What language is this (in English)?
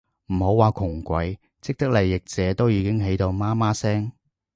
Cantonese